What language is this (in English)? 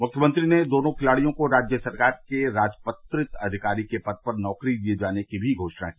Hindi